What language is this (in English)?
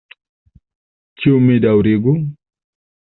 Esperanto